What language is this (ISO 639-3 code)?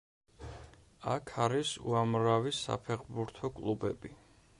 kat